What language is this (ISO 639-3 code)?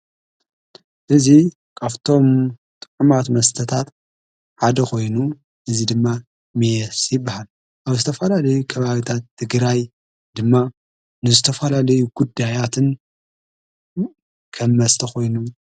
tir